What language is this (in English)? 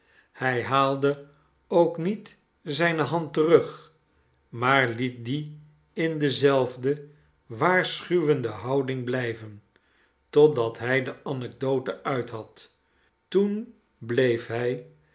Dutch